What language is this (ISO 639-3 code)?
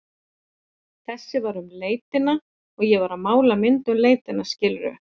isl